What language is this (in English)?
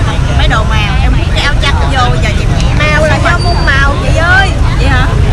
Vietnamese